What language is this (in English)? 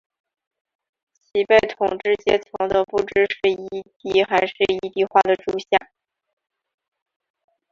Chinese